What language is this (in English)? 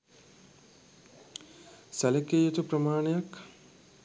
Sinhala